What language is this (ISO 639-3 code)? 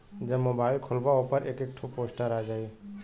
bho